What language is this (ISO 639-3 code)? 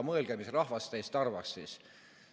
est